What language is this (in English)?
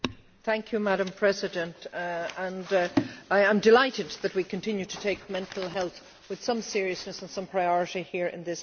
English